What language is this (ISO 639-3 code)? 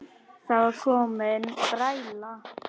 isl